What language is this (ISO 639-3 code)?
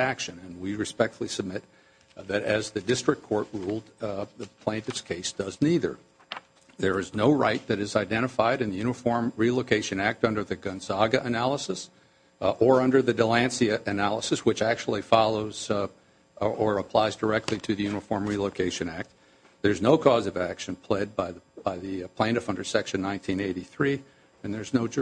eng